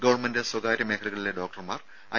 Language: Malayalam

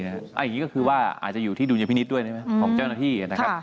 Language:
Thai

